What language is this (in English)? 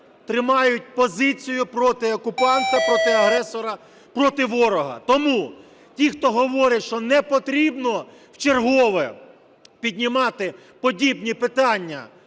Ukrainian